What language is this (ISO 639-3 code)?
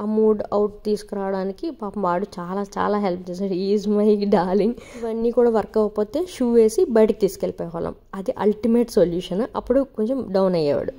tel